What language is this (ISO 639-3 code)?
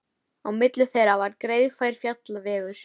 isl